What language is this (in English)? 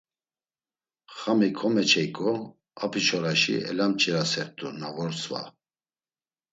Laz